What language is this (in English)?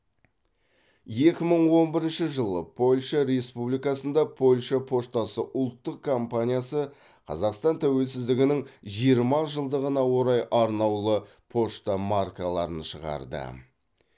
Kazakh